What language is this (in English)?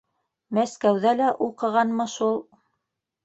Bashkir